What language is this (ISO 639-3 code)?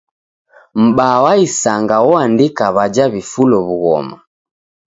dav